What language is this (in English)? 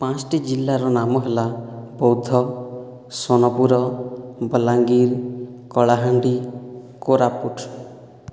Odia